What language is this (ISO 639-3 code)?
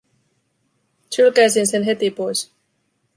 fin